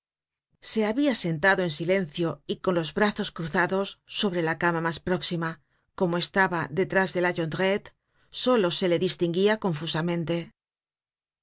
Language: Spanish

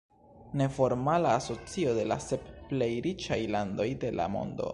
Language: Esperanto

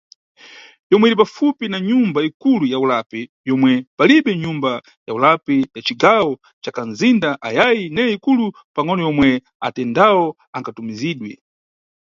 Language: Nyungwe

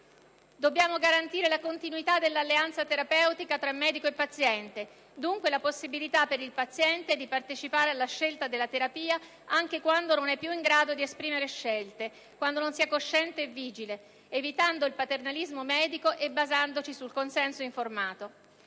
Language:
Italian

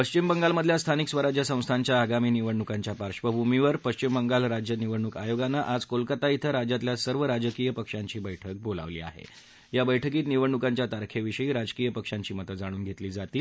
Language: Marathi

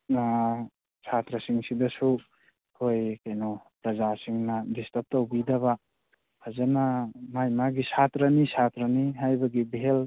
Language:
Manipuri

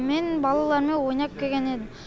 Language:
Kazakh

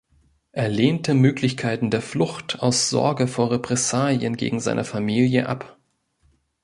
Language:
German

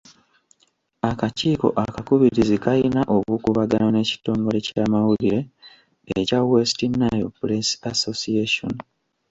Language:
Ganda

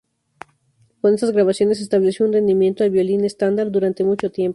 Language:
Spanish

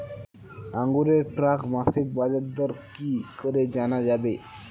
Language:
Bangla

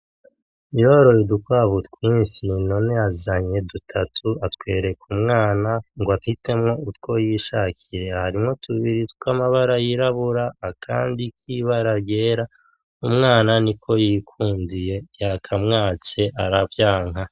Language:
Rundi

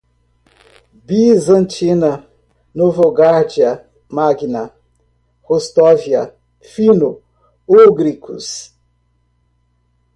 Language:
Portuguese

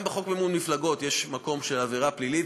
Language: Hebrew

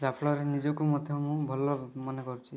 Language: Odia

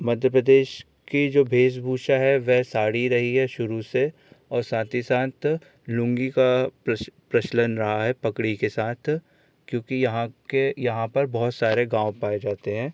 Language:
Hindi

